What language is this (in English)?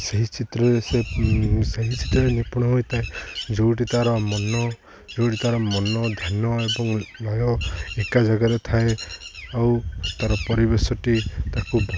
Odia